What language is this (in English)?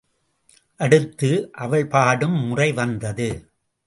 Tamil